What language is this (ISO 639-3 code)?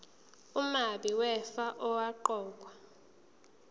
zul